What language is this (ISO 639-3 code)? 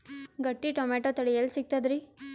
kan